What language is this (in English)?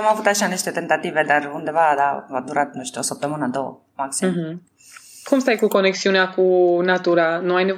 Romanian